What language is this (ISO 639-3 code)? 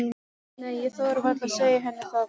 isl